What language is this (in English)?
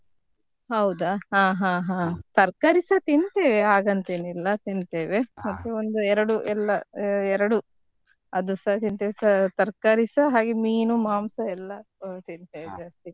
Kannada